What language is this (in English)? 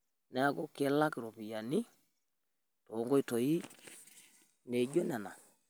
Masai